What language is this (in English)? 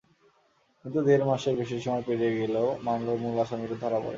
Bangla